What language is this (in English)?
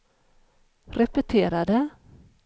Swedish